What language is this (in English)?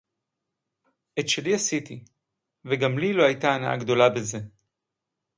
Hebrew